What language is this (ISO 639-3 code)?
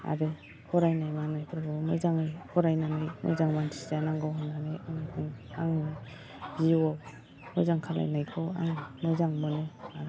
brx